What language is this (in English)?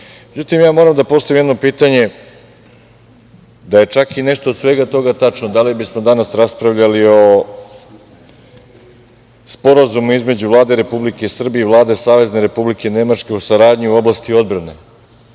Serbian